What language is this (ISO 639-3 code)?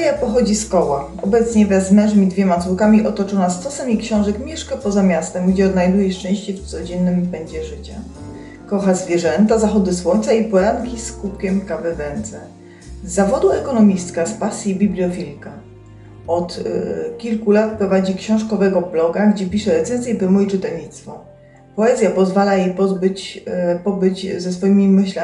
pol